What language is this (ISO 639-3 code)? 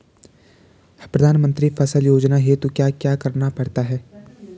hin